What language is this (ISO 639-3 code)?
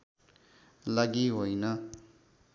nep